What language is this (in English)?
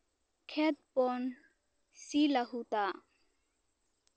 Santali